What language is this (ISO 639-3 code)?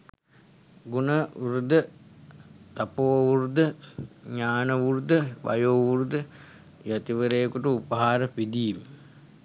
sin